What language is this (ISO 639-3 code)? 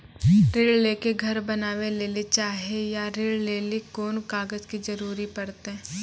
mai